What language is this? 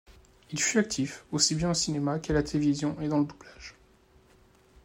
French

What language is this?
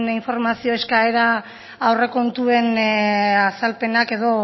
Basque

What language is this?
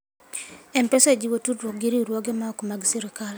Luo (Kenya and Tanzania)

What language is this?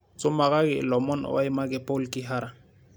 Masai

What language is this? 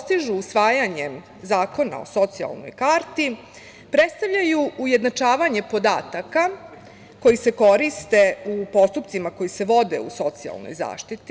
Serbian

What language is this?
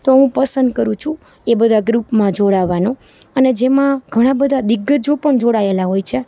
Gujarati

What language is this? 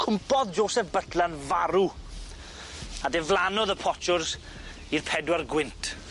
Welsh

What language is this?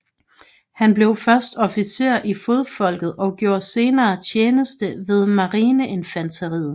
Danish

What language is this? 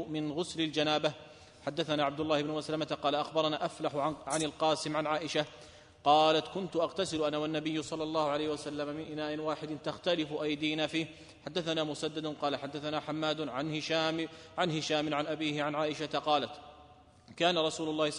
Arabic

